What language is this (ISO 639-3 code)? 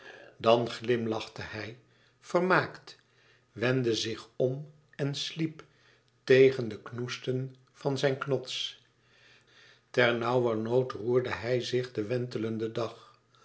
nld